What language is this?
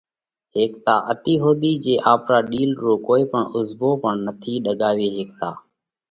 Parkari Koli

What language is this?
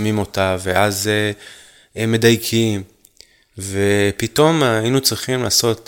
Hebrew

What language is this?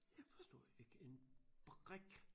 Danish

